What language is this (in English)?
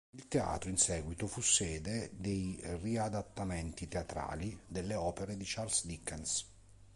Italian